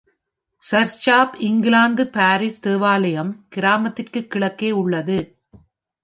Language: Tamil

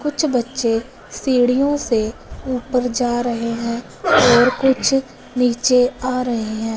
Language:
Hindi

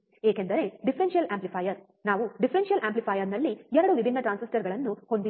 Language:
Kannada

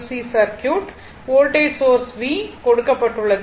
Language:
Tamil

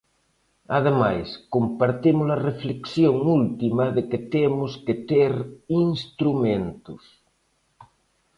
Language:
Galician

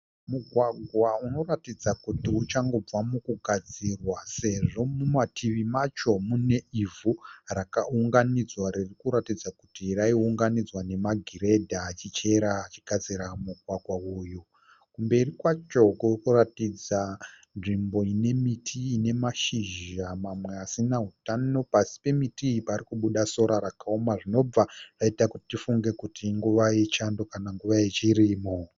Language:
Shona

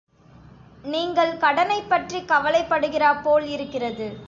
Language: Tamil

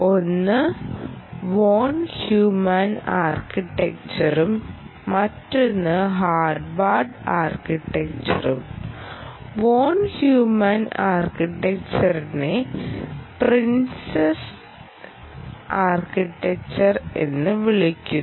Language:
Malayalam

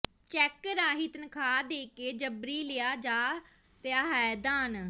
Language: Punjabi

